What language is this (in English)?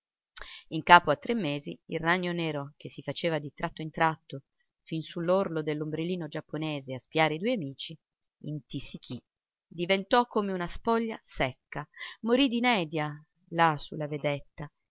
Italian